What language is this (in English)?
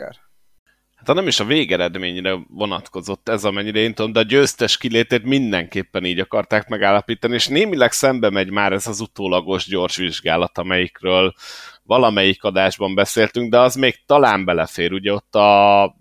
Hungarian